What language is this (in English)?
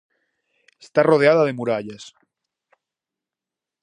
Galician